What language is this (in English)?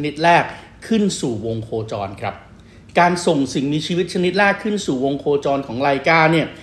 Thai